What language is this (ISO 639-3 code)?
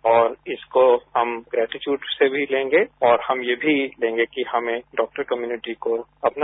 hin